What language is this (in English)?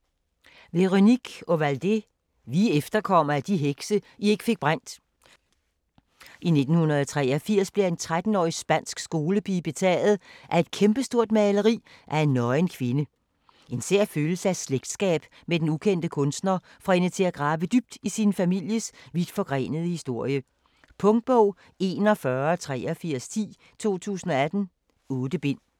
Danish